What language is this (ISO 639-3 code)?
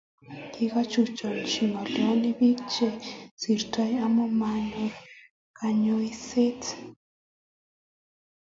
kln